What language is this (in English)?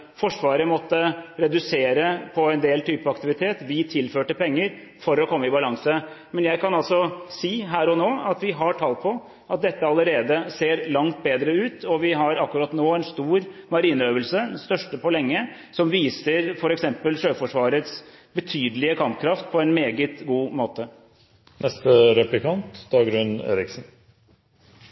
Norwegian Bokmål